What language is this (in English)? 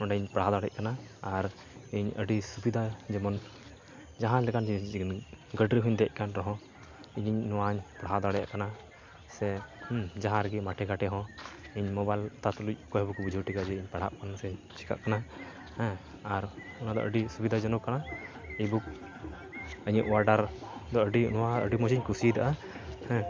Santali